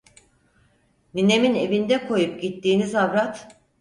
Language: Turkish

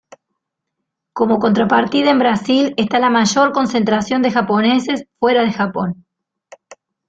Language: Spanish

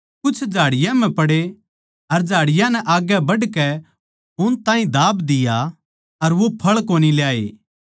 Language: Haryanvi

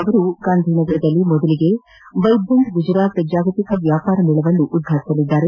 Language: Kannada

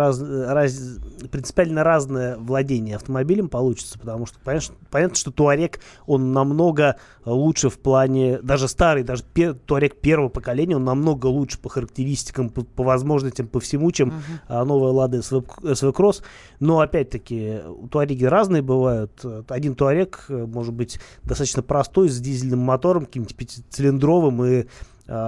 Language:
Russian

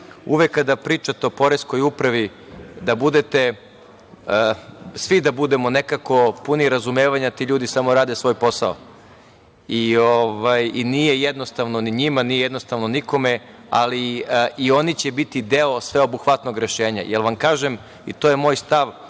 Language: Serbian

